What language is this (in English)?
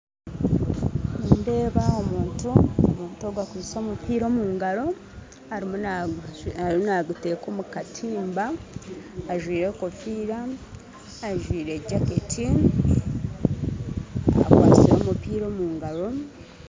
Nyankole